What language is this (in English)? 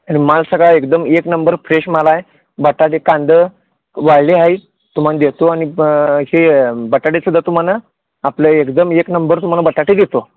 Marathi